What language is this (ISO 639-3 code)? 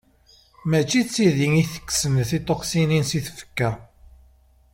kab